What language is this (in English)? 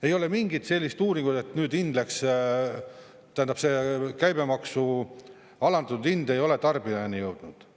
Estonian